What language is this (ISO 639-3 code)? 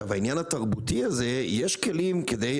heb